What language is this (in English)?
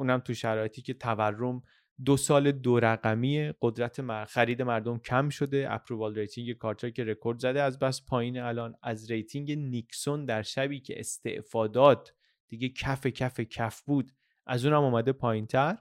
Persian